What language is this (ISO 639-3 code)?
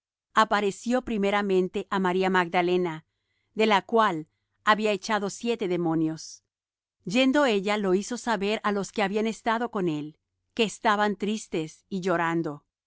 spa